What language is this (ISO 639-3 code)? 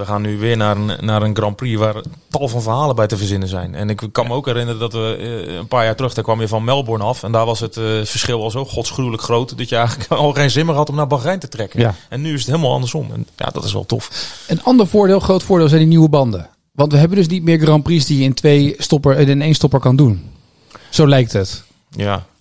nld